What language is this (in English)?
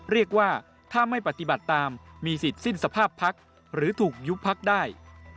Thai